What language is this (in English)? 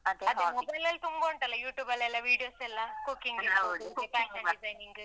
Kannada